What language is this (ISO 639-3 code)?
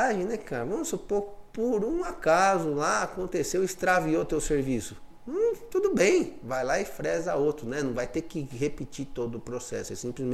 por